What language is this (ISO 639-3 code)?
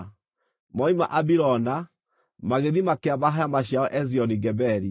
kik